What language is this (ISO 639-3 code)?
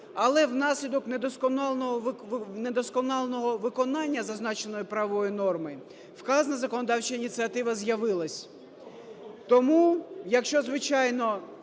ukr